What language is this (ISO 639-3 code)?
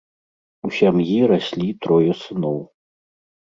bel